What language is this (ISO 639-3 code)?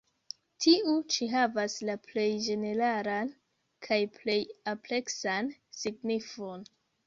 epo